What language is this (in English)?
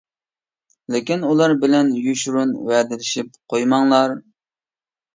Uyghur